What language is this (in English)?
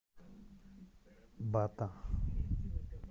Russian